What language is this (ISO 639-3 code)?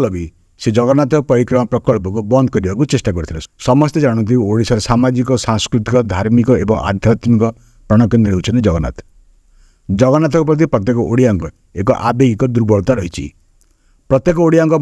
hin